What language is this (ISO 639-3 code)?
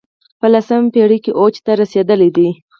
pus